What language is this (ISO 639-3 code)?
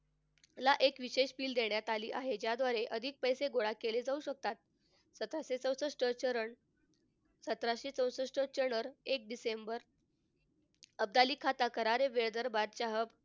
mar